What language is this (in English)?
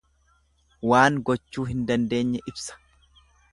Oromo